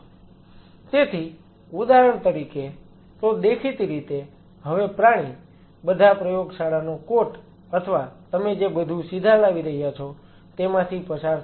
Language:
Gujarati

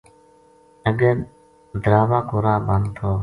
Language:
Gujari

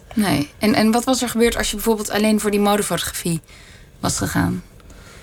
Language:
Dutch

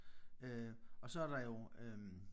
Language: Danish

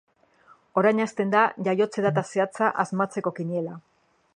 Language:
Basque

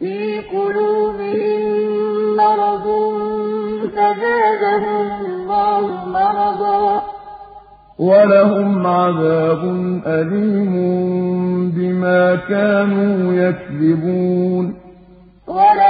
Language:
Arabic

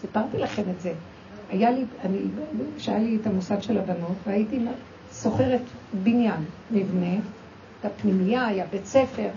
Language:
Hebrew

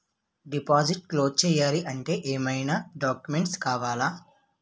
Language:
Telugu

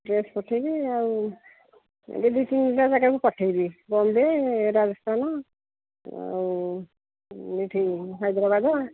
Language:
Odia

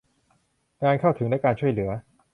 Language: Thai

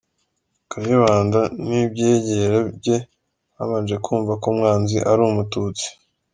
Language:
Kinyarwanda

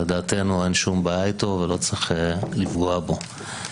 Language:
Hebrew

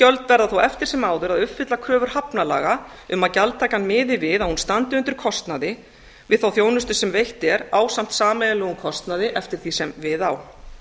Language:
Icelandic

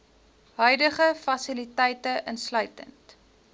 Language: Afrikaans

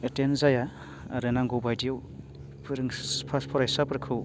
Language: Bodo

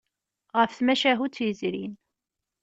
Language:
Kabyle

